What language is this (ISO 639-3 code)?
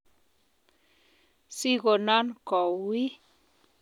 kln